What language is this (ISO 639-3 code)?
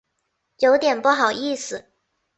zho